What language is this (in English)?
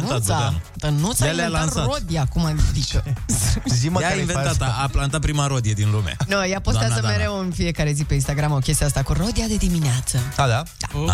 Romanian